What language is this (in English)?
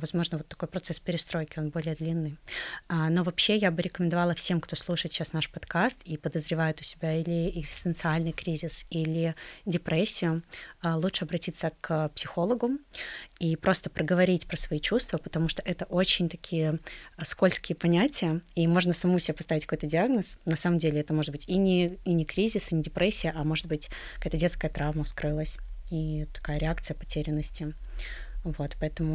Russian